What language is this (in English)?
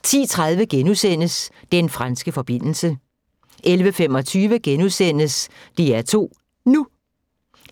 Danish